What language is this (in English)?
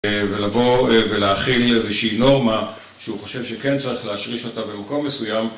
Hebrew